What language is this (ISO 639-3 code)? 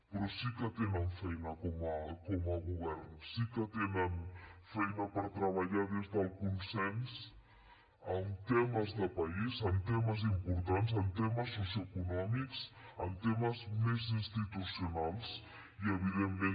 cat